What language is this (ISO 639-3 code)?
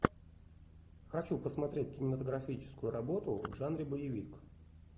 rus